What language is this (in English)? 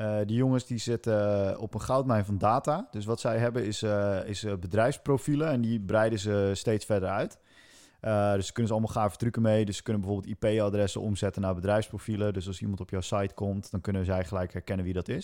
Dutch